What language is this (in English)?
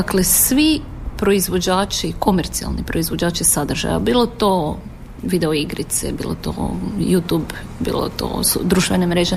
Croatian